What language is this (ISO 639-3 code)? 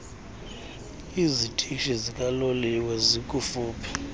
xho